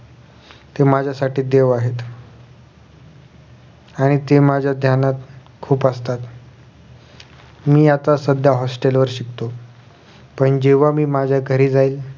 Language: Marathi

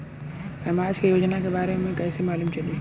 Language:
Bhojpuri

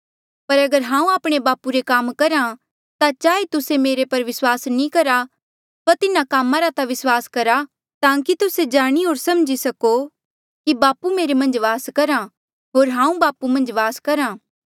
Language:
Mandeali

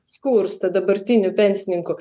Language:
Lithuanian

